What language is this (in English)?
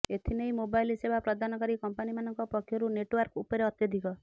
Odia